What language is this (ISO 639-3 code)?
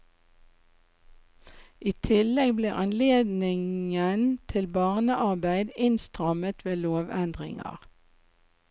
nor